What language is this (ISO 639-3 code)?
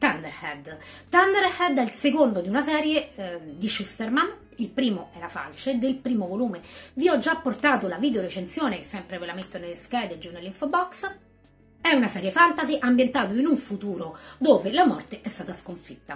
ita